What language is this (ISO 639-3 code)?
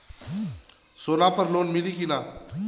bho